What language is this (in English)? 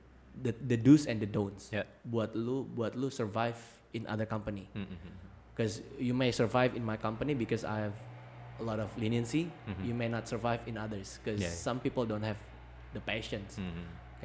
Indonesian